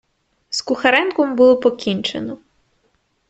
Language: Ukrainian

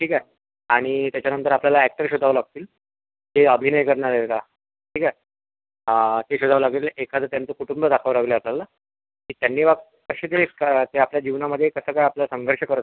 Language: Marathi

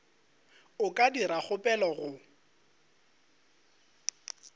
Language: Northern Sotho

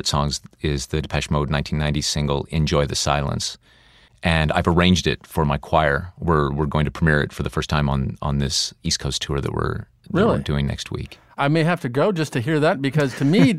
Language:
English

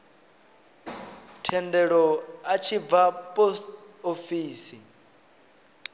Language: Venda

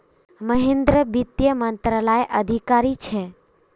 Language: Magahi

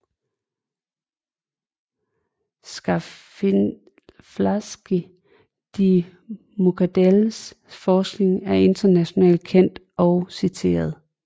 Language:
Danish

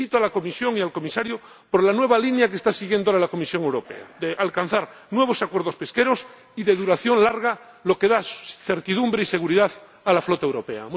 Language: Spanish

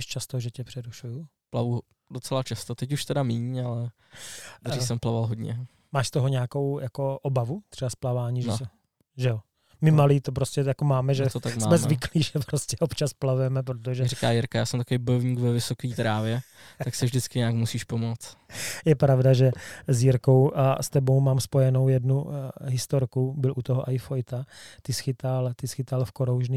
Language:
Czech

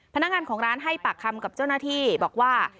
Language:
Thai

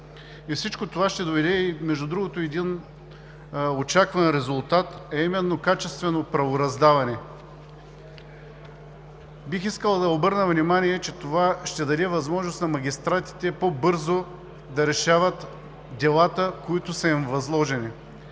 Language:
Bulgarian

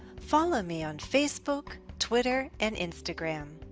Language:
English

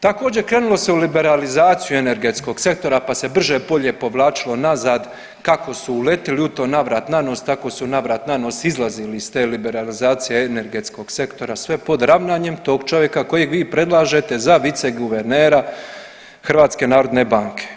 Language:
Croatian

